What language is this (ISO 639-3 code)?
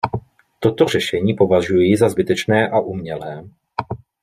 ces